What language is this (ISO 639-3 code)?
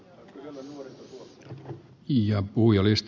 fin